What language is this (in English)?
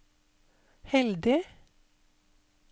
Norwegian